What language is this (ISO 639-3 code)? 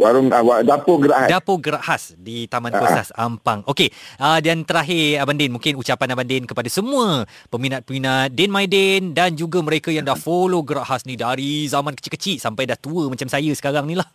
msa